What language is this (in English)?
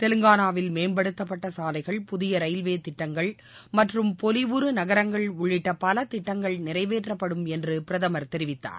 Tamil